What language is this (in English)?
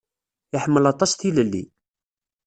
Kabyle